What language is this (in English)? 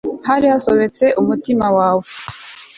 Kinyarwanda